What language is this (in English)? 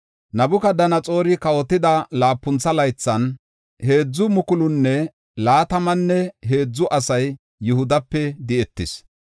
Gofa